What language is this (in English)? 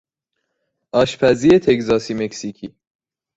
Persian